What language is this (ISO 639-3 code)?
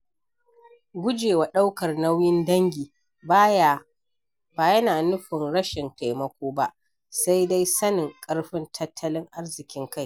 hau